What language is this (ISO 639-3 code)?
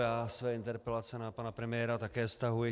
ces